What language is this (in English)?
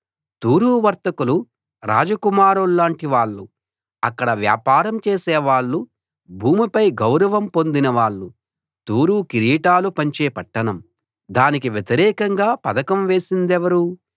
Telugu